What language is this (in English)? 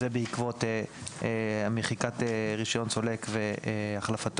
Hebrew